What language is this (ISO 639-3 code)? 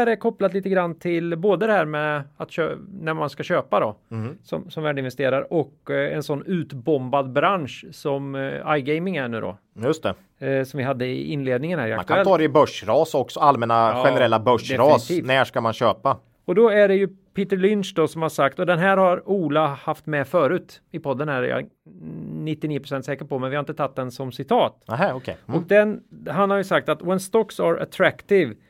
swe